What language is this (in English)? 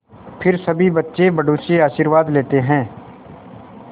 Hindi